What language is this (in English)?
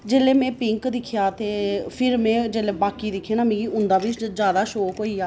Dogri